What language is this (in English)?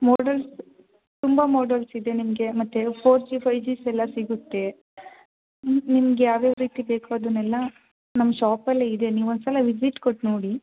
Kannada